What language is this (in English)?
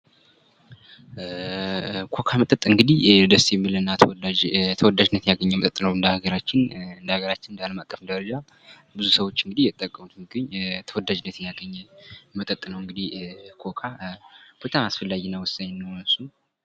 Amharic